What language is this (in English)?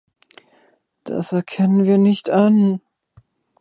German